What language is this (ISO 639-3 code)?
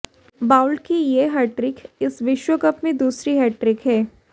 hin